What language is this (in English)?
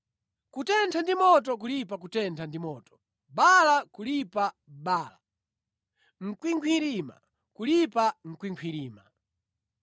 Nyanja